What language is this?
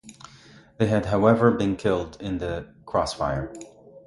English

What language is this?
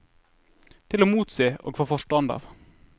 Norwegian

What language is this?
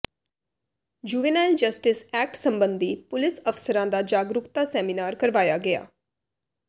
Punjabi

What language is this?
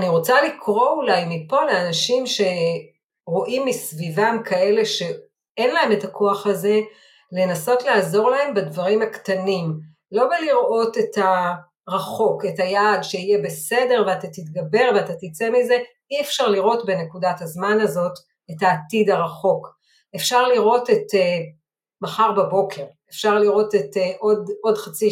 Hebrew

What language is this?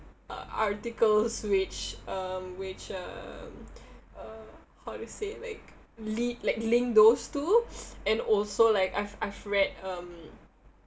English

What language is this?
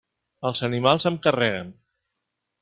Catalan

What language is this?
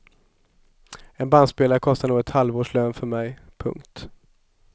Swedish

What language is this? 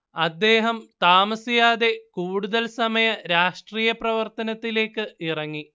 Malayalam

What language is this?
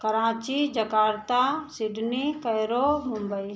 Hindi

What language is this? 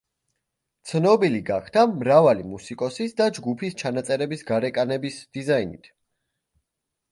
Georgian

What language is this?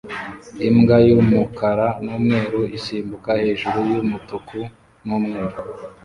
Kinyarwanda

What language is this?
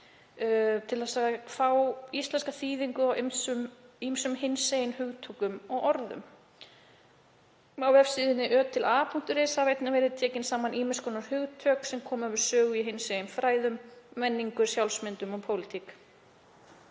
Icelandic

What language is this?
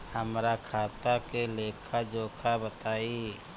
Bhojpuri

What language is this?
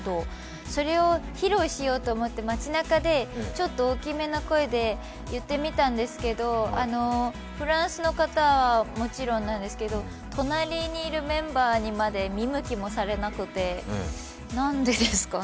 Japanese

